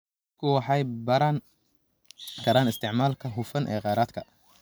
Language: Somali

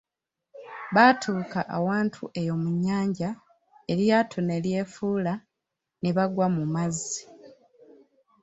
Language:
Ganda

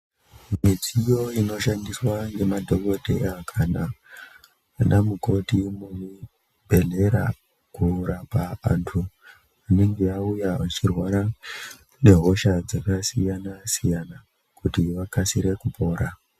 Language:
Ndau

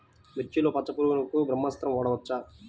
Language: Telugu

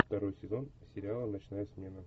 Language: Russian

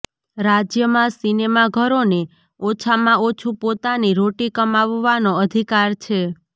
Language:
Gujarati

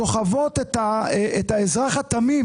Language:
Hebrew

